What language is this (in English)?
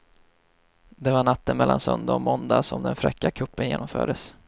Swedish